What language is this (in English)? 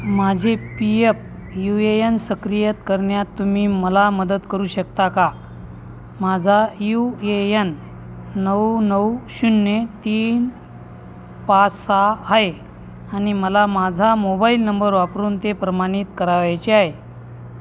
Marathi